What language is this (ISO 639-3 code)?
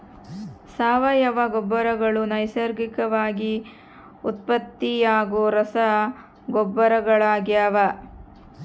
kan